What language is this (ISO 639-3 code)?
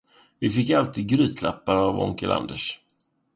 swe